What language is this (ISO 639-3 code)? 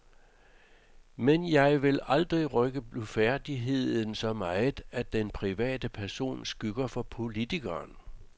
dan